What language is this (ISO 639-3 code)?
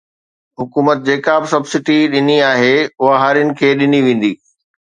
snd